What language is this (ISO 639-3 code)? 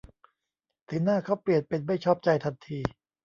tha